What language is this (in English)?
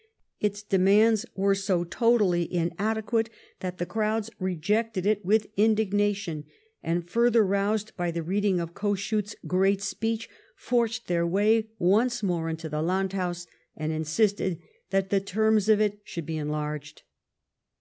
English